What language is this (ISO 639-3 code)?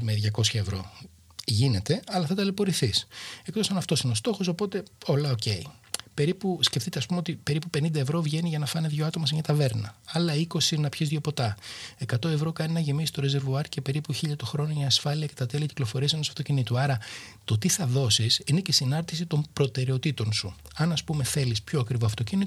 ell